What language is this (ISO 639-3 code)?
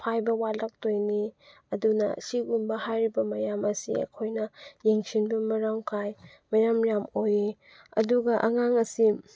mni